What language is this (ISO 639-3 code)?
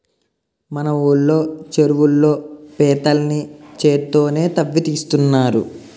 tel